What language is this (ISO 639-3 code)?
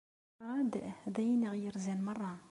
kab